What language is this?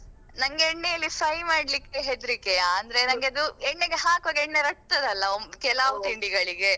Kannada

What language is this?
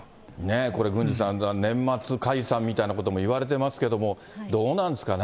Japanese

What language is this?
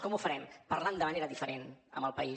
Catalan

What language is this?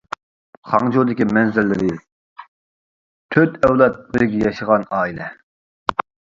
Uyghur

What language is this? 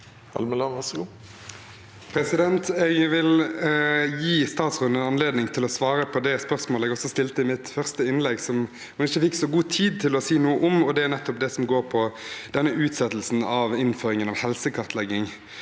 Norwegian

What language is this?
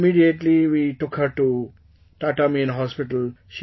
English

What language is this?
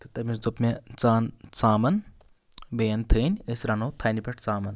Kashmiri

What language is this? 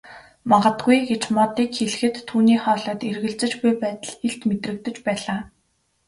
Mongolian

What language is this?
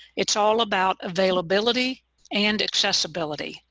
English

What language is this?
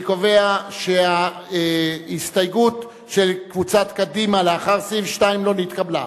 Hebrew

